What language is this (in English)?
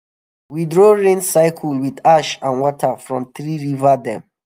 Nigerian Pidgin